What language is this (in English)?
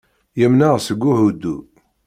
Kabyle